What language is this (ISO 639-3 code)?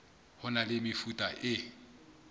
sot